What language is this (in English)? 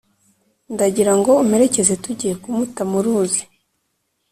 Kinyarwanda